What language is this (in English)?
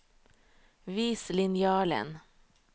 Norwegian